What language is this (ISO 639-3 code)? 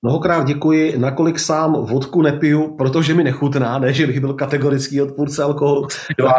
ces